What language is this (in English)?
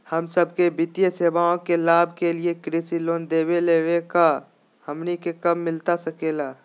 Magahi